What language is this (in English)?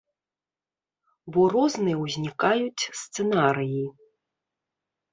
Belarusian